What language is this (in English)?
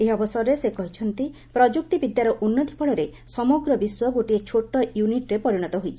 Odia